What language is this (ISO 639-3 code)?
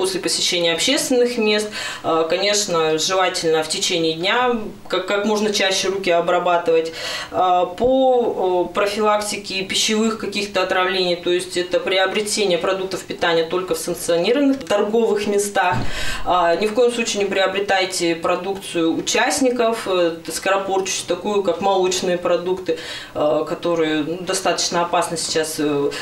rus